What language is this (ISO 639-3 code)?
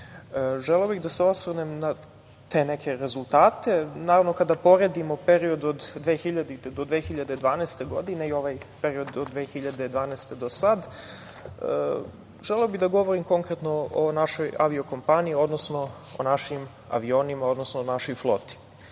srp